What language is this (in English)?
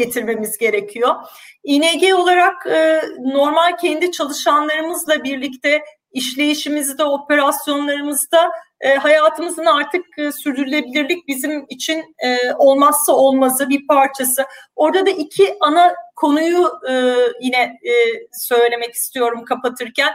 Turkish